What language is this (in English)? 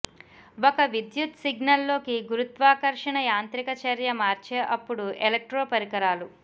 Telugu